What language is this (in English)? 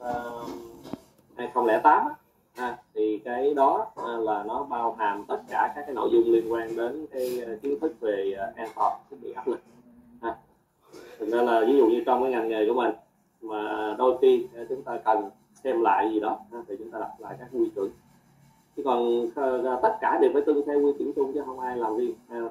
Vietnamese